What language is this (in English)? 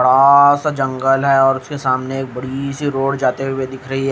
Hindi